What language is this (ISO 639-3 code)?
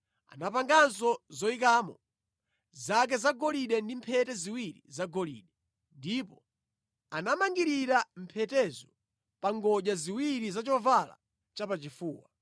nya